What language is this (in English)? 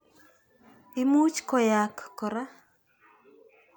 Kalenjin